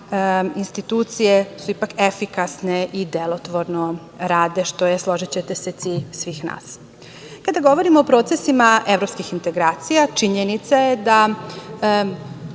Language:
Serbian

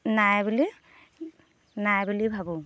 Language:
Assamese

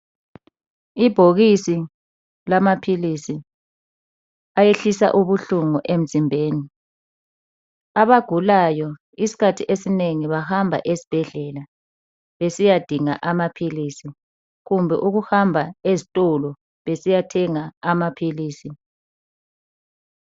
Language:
North Ndebele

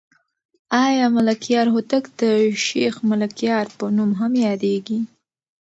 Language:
Pashto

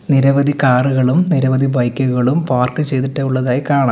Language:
Malayalam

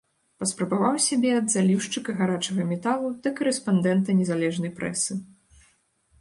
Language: Belarusian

